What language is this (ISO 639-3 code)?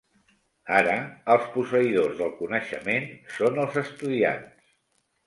cat